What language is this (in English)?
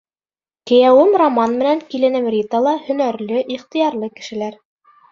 Bashkir